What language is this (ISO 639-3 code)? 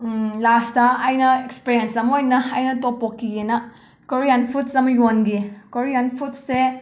mni